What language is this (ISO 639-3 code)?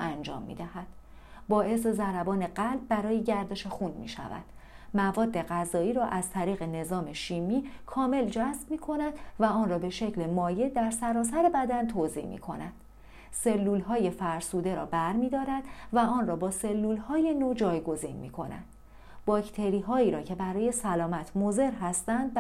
fas